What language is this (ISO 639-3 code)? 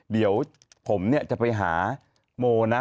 tha